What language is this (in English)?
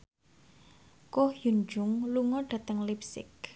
Javanese